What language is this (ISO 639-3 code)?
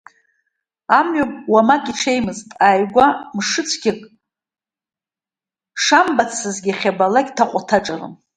abk